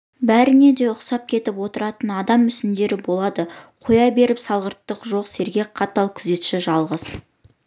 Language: Kazakh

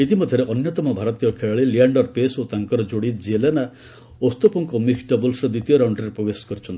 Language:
Odia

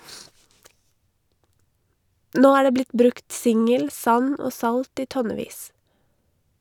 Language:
Norwegian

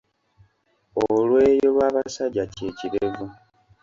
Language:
Ganda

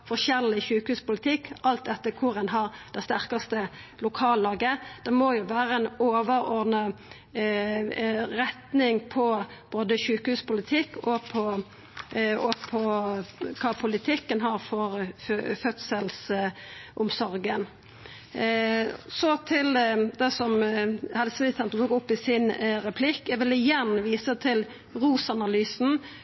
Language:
Norwegian Nynorsk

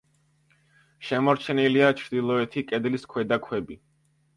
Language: Georgian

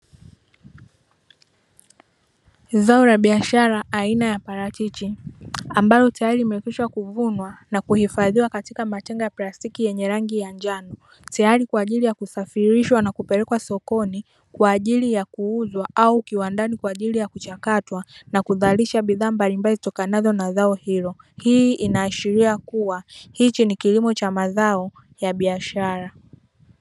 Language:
Swahili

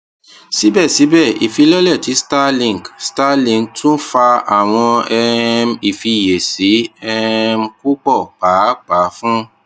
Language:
Yoruba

